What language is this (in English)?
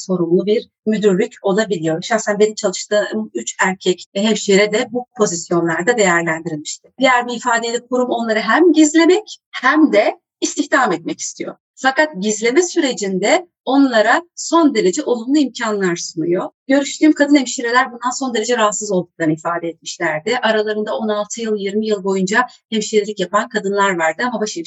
Turkish